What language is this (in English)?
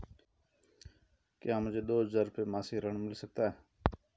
Hindi